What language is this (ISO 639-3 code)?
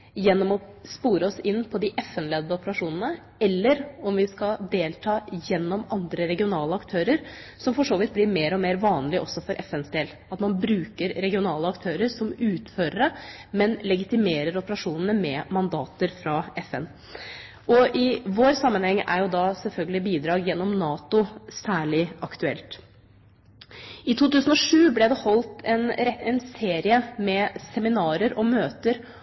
nob